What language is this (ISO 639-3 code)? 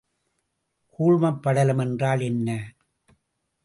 tam